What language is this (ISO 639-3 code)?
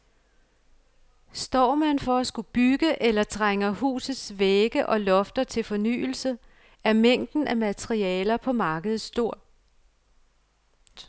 dan